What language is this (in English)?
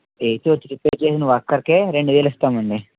Telugu